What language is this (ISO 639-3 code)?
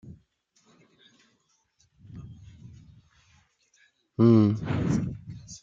fra